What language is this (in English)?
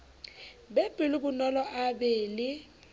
Southern Sotho